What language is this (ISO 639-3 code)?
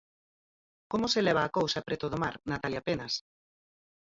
glg